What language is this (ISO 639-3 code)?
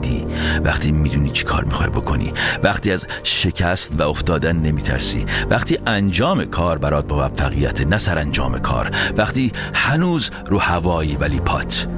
fas